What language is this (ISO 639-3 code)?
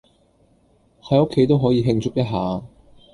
yue